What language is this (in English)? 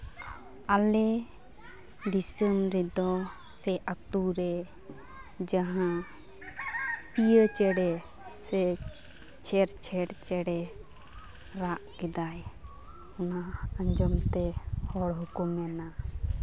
Santali